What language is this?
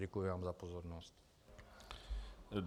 Czech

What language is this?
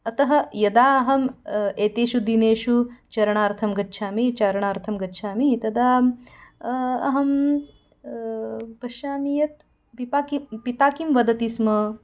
Sanskrit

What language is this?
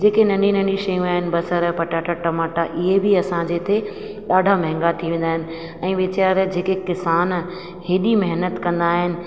Sindhi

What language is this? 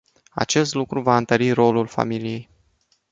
Romanian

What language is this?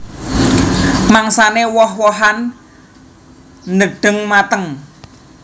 Javanese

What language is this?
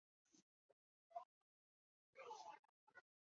Chinese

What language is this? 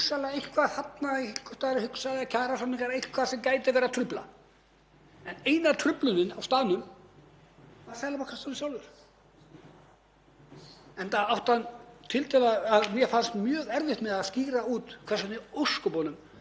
Icelandic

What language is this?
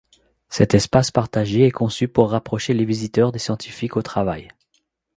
French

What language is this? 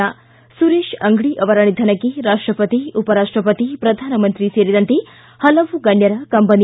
Kannada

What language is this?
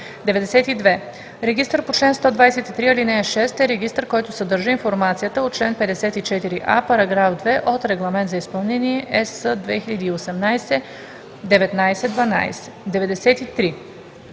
Bulgarian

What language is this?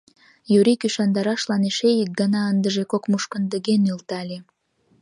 Mari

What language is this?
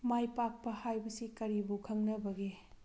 Manipuri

